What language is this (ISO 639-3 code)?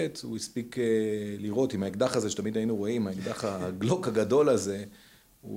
heb